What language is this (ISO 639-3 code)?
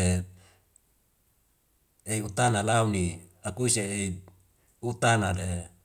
weo